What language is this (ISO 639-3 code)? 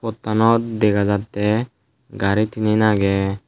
ccp